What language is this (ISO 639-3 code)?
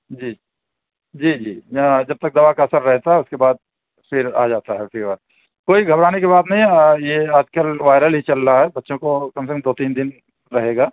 urd